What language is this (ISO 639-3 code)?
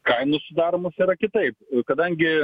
lit